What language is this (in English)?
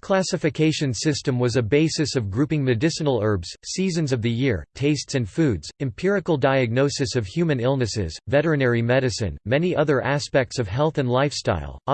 English